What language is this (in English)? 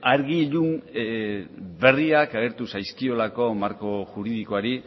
Basque